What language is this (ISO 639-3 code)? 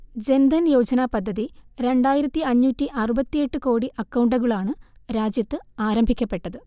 mal